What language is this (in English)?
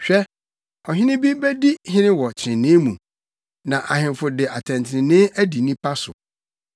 Akan